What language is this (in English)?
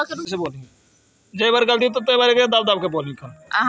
Magahi